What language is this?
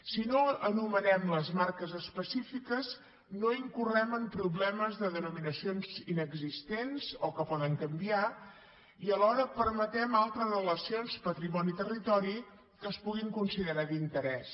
Catalan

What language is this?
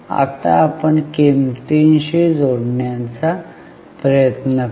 Marathi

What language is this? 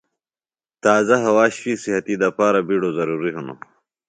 Phalura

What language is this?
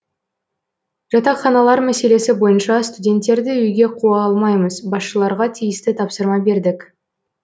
Kazakh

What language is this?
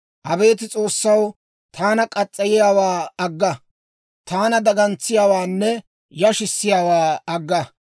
Dawro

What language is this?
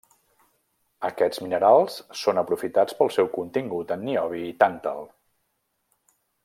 Catalan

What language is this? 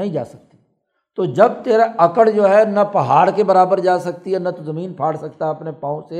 Urdu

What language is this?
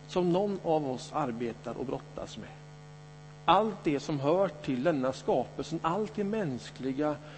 Swedish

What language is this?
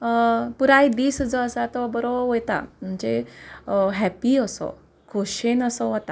Konkani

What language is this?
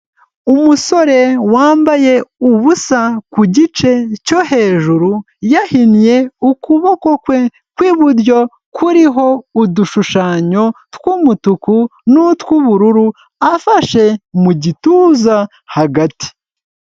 Kinyarwanda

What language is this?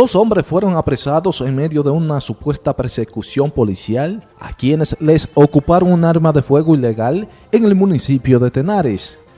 Spanish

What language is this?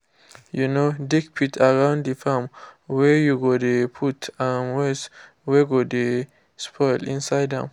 Nigerian Pidgin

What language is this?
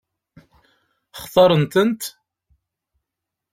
Kabyle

